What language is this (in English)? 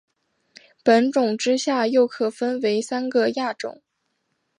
Chinese